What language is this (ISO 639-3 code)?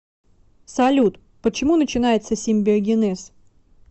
rus